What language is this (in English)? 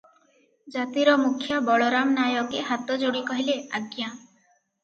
Odia